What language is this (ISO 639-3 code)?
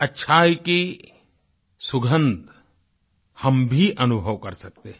hin